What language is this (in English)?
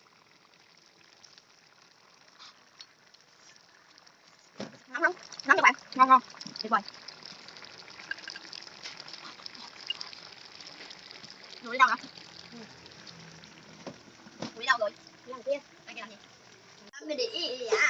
Vietnamese